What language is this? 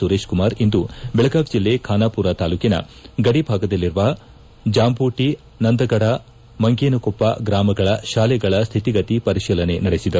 Kannada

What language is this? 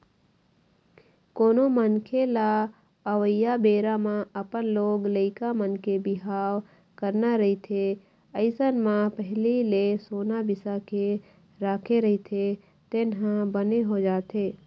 Chhattisgarhi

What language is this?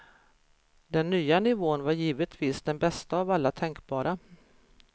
Swedish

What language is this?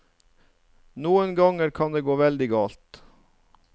Norwegian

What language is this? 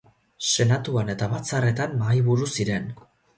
Basque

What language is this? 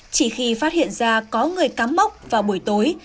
Vietnamese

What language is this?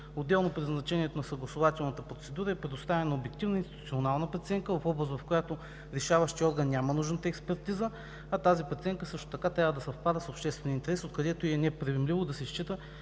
Bulgarian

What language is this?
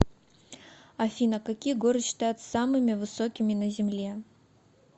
Russian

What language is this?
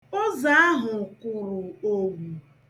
Igbo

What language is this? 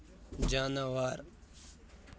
Kashmiri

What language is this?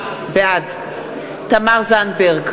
Hebrew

